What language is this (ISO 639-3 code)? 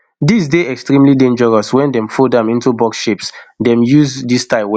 pcm